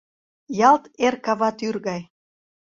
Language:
Mari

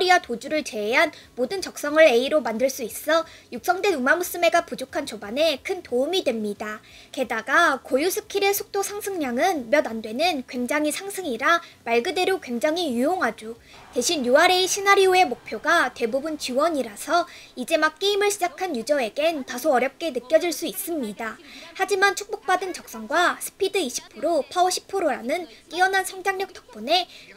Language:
Korean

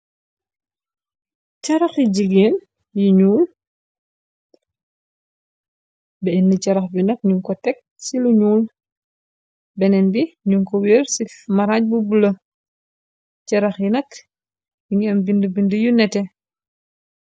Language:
Wolof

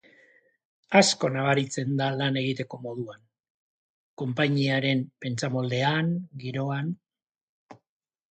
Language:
Basque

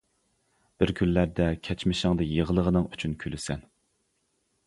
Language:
Uyghur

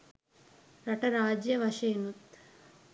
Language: Sinhala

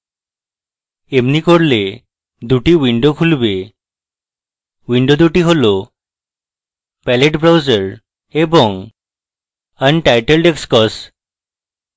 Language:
Bangla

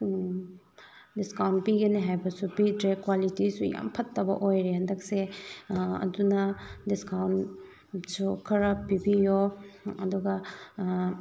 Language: Manipuri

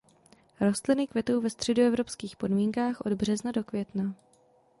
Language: Czech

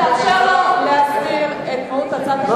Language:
Hebrew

